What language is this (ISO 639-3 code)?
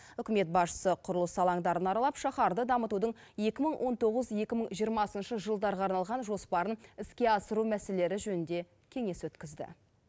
kaz